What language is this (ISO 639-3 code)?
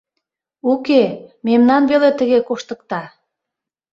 chm